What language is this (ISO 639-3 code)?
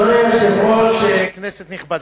heb